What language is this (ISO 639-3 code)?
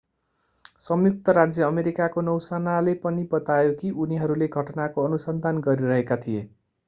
nep